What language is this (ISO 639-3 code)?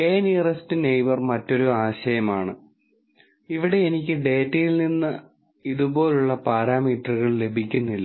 mal